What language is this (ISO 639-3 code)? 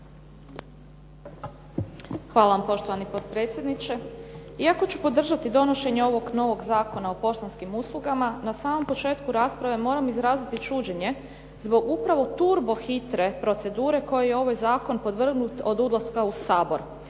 hrv